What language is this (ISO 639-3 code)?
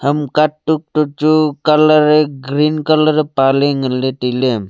nnp